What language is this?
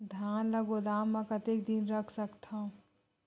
Chhattisgarhi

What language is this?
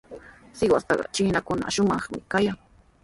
Sihuas Ancash Quechua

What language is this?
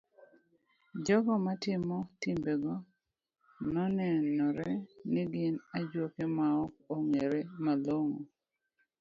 Luo (Kenya and Tanzania)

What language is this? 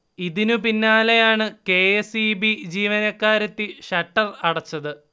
Malayalam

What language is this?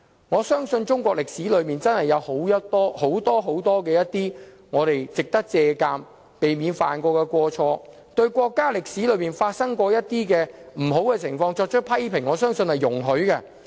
Cantonese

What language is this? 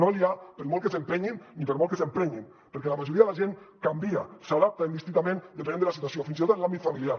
Catalan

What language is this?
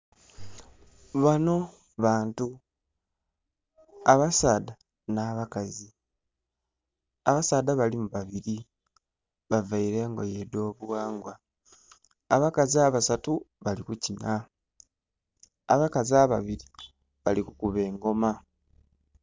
Soga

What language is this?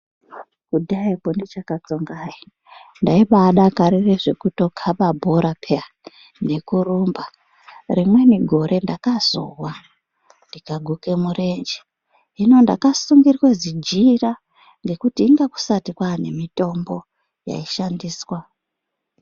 Ndau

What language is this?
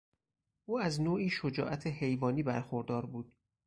Persian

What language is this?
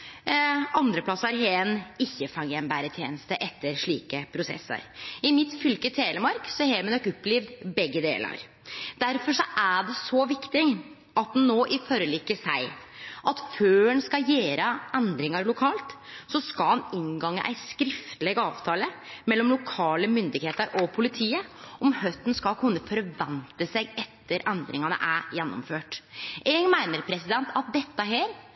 Norwegian Nynorsk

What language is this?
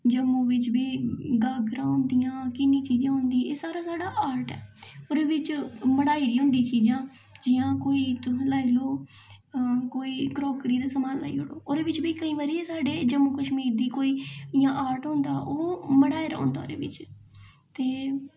Dogri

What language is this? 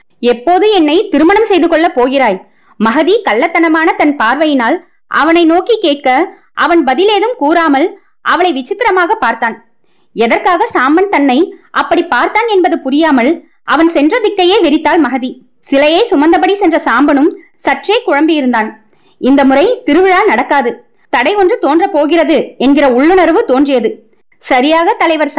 Tamil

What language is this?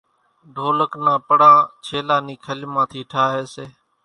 Kachi Koli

